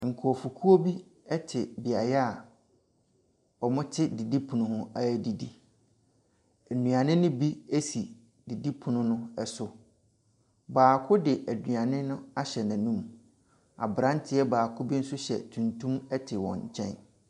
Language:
Akan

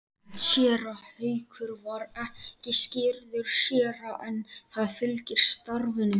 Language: Icelandic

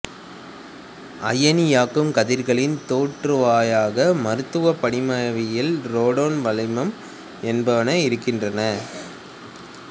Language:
Tamil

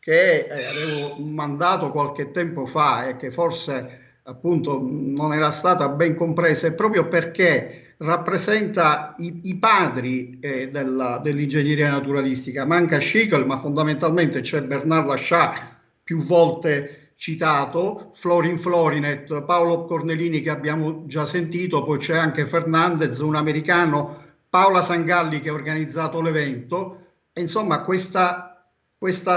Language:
Italian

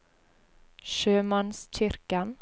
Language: Norwegian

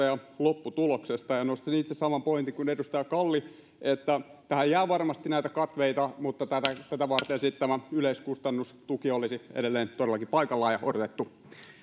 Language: Finnish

